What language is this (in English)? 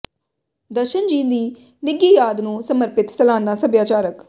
Punjabi